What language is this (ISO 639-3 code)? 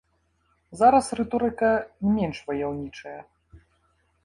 bel